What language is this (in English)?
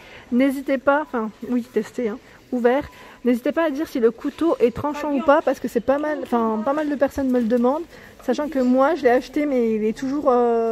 French